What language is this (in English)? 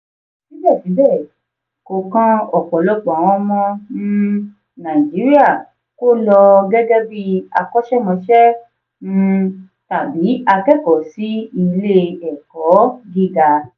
Yoruba